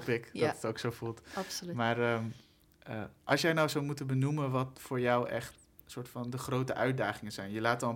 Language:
Dutch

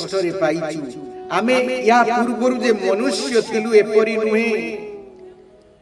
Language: Odia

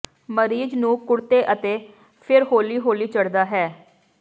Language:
Punjabi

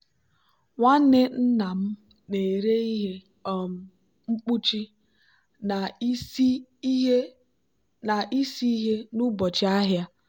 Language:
Igbo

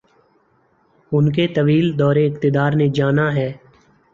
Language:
Urdu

